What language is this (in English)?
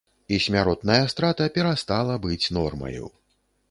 Belarusian